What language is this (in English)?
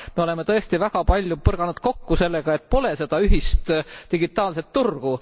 Estonian